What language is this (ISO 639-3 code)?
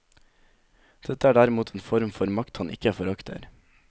nor